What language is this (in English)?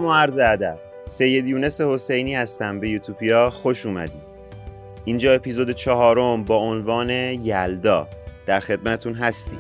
Persian